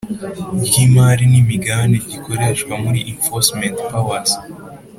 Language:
Kinyarwanda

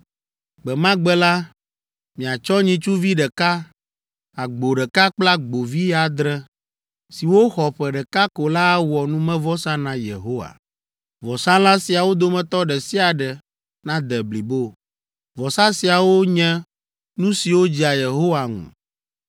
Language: Ewe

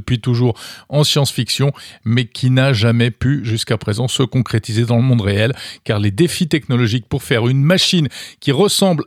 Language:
French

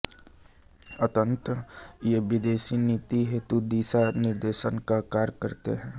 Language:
Hindi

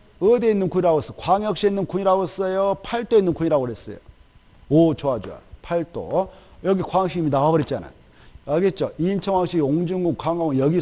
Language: Korean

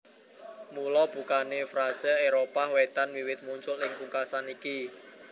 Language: Javanese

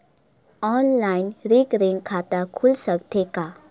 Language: Chhattisgarhi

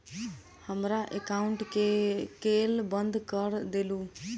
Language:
Maithili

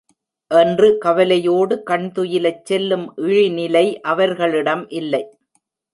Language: Tamil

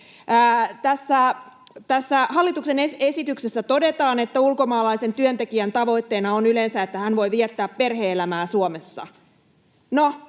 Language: Finnish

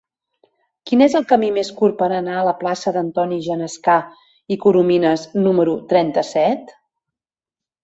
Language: Catalan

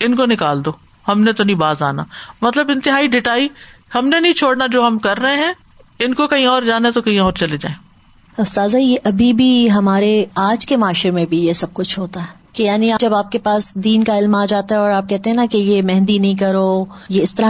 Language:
Urdu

